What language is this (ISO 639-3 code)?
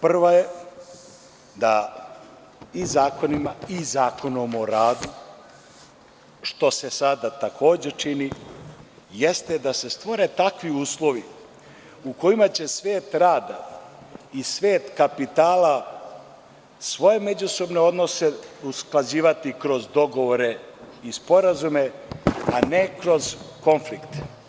srp